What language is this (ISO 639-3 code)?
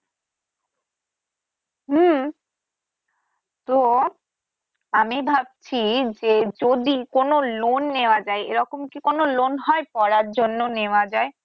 ben